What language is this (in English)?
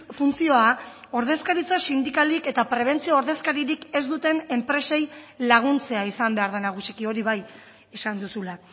Basque